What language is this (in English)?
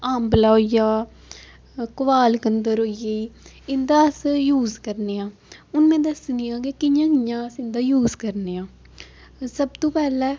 Dogri